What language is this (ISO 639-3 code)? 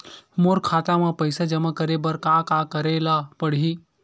hne